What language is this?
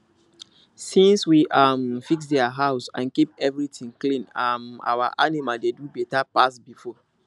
Nigerian Pidgin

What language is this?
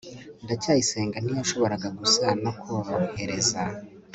Kinyarwanda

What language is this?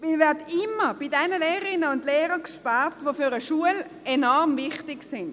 Swiss German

